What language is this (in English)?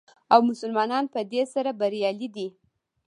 Pashto